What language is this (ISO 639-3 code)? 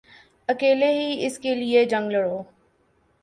urd